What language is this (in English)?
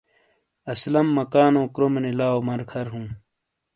Shina